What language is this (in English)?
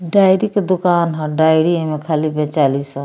Bhojpuri